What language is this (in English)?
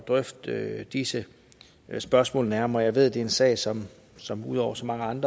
Danish